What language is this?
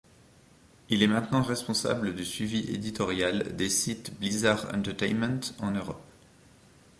French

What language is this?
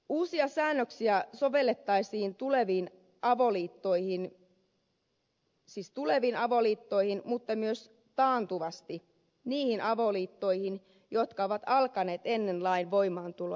Finnish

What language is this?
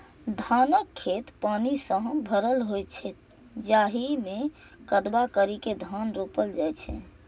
Maithili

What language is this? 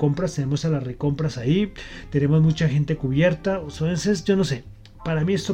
Spanish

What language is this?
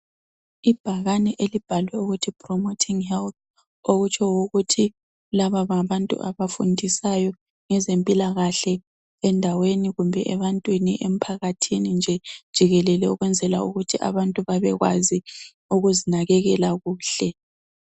North Ndebele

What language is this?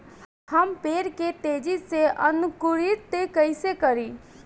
Bhojpuri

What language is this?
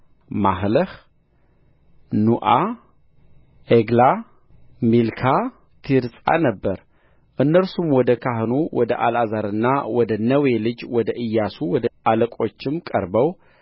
Amharic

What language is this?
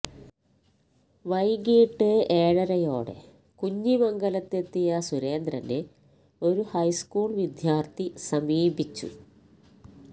Malayalam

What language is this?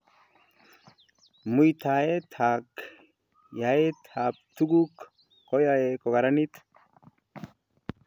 Kalenjin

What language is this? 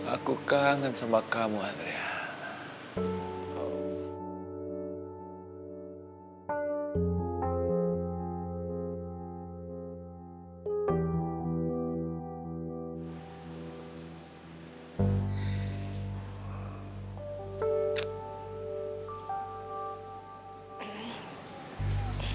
Indonesian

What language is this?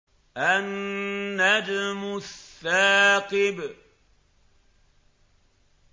Arabic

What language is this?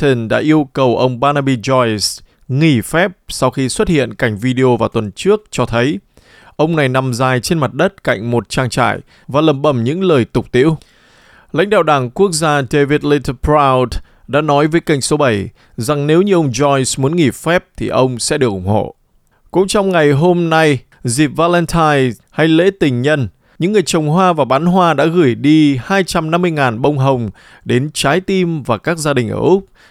Vietnamese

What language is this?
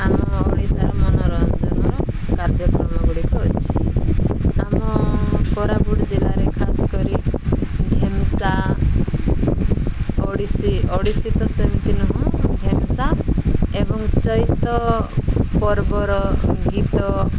Odia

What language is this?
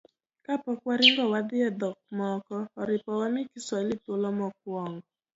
Luo (Kenya and Tanzania)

